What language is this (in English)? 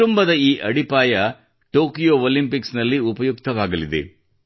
Kannada